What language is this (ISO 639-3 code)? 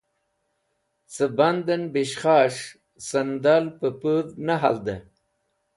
wbl